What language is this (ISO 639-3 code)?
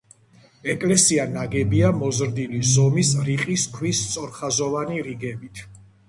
kat